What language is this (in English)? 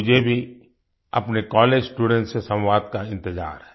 Hindi